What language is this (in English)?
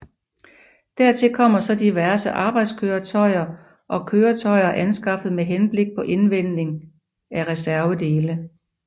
Danish